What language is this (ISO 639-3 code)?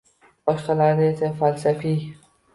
uzb